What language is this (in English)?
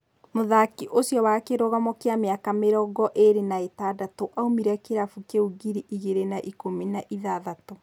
Kikuyu